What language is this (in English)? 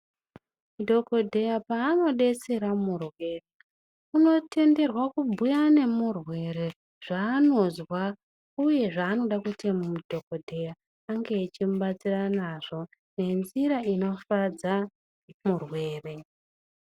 Ndau